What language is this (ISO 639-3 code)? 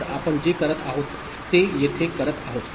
mar